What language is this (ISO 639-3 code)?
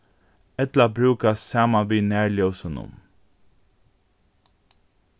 fao